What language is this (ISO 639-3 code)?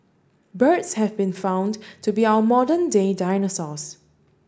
eng